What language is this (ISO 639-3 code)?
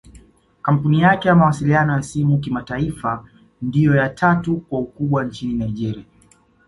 swa